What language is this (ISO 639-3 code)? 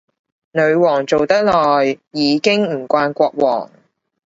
yue